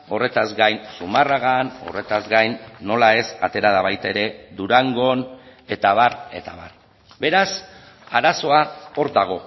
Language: Basque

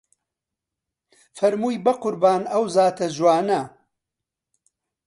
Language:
Central Kurdish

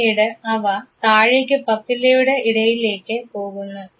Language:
Malayalam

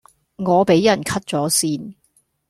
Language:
Cantonese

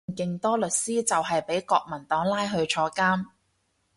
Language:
Cantonese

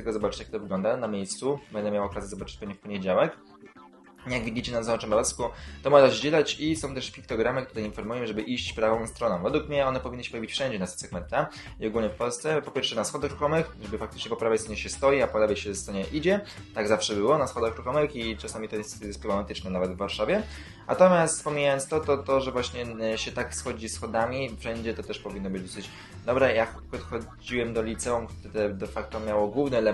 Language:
Polish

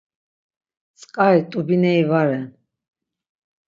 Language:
Laz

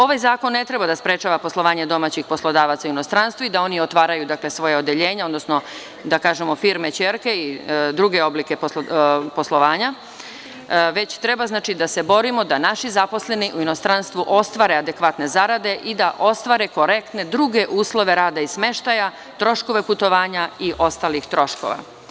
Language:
Serbian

